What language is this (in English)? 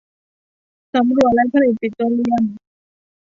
Thai